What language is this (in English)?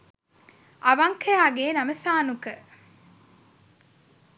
Sinhala